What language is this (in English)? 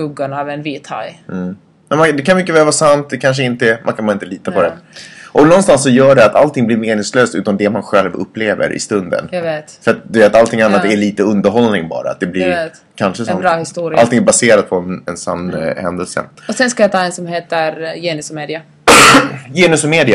Swedish